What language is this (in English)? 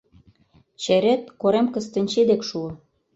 Mari